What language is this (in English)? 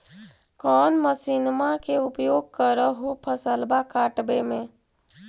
Magahi